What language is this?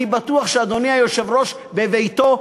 Hebrew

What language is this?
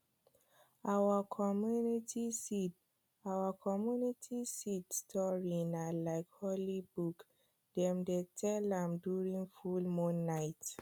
Nigerian Pidgin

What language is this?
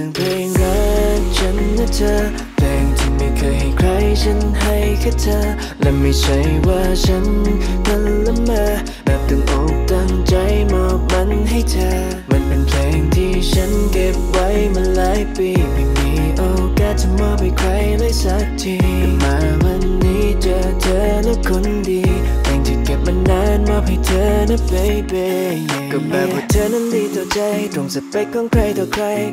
Thai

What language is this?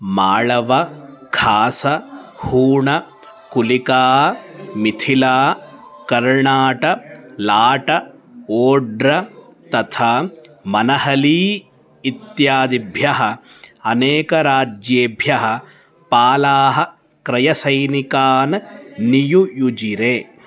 Sanskrit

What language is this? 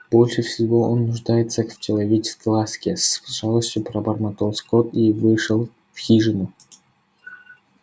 Russian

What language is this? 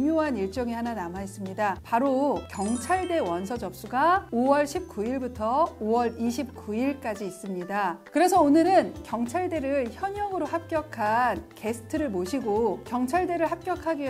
Korean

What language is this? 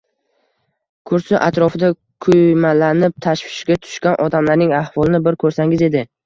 Uzbek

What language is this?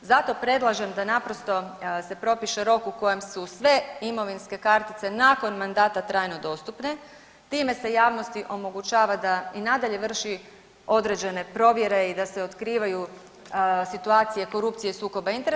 Croatian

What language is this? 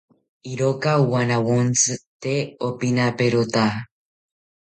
South Ucayali Ashéninka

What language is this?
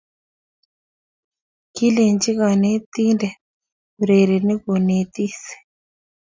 Kalenjin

